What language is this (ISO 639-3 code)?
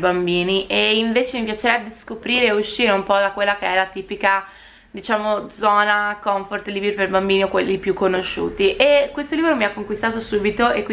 ita